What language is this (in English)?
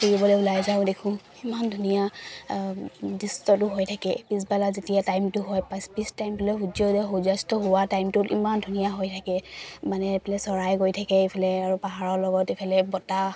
Assamese